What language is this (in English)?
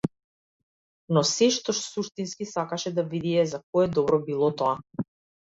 Macedonian